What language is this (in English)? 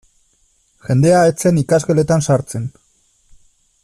Basque